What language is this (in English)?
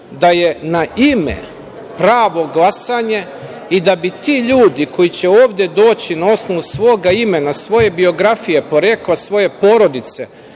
Serbian